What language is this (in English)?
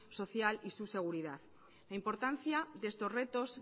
Spanish